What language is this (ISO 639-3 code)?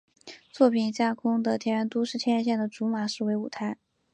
zho